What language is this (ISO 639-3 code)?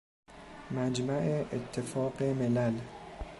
fas